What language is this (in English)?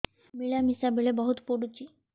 Odia